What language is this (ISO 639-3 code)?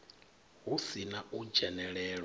ven